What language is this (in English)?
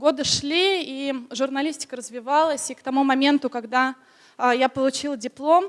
Russian